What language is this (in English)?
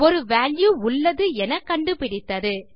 Tamil